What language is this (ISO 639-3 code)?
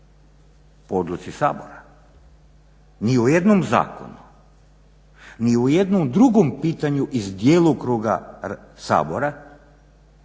hrv